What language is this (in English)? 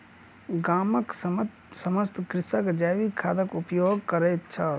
Maithili